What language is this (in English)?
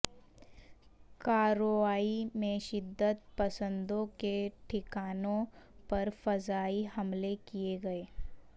Urdu